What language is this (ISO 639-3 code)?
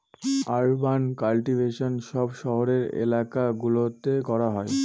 ben